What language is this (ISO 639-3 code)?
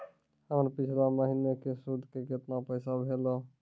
mai